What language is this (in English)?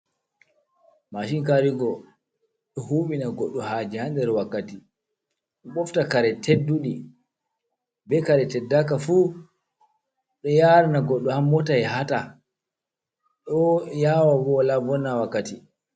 Fula